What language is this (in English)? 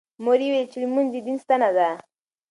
Pashto